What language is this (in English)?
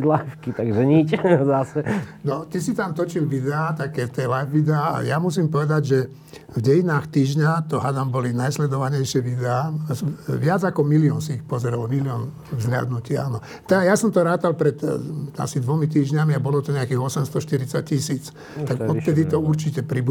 Slovak